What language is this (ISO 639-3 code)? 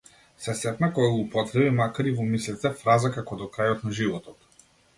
mkd